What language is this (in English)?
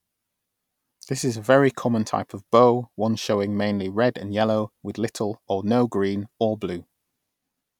English